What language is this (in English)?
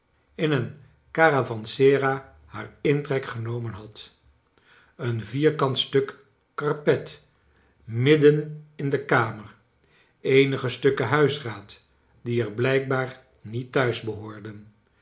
Dutch